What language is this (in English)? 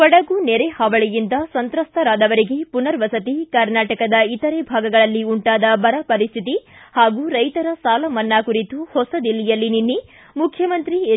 Kannada